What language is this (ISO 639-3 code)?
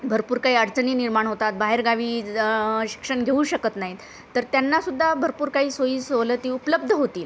mar